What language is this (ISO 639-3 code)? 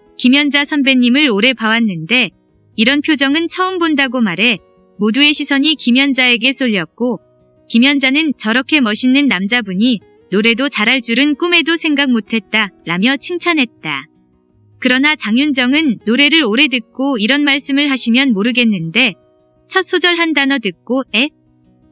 kor